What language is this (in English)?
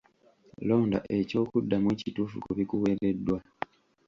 Ganda